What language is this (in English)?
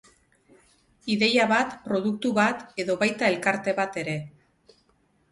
Basque